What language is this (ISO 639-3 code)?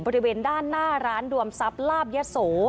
tha